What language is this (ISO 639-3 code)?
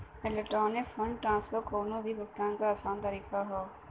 bho